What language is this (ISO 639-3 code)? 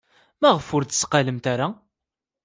kab